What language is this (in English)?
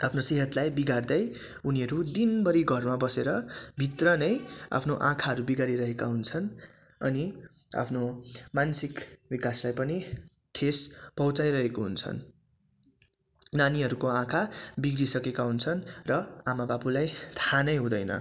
Nepali